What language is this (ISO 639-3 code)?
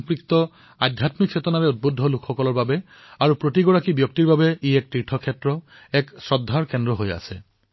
asm